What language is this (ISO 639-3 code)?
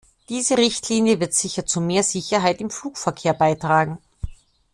deu